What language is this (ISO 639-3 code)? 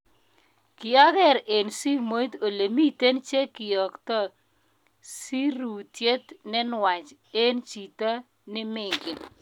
kln